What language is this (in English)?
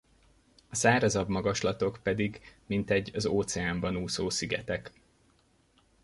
Hungarian